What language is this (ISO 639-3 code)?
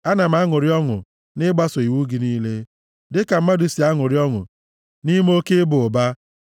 ibo